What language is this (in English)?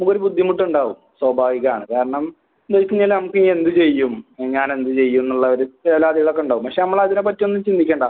Malayalam